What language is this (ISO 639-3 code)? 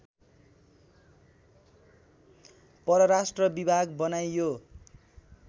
nep